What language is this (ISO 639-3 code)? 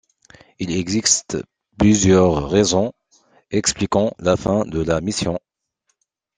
fra